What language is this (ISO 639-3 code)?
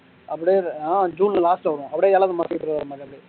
tam